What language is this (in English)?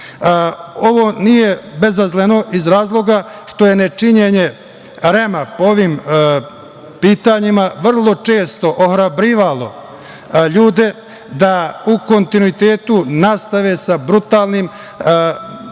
Serbian